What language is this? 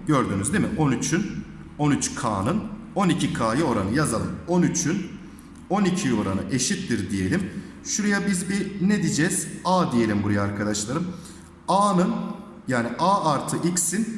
Turkish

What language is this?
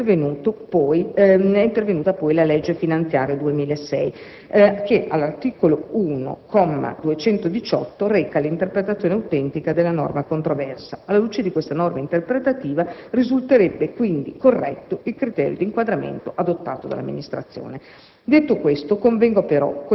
Italian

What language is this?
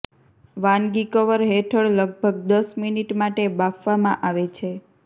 Gujarati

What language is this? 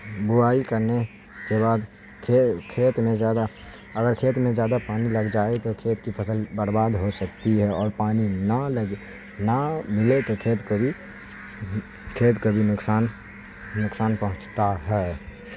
Urdu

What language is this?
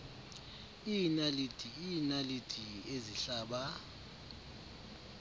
Xhosa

